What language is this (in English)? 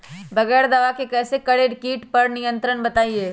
Magahi